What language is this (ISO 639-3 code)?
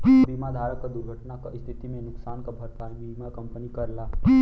bho